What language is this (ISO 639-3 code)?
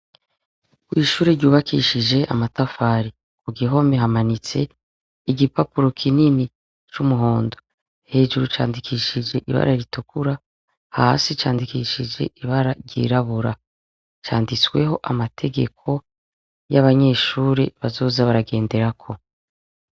run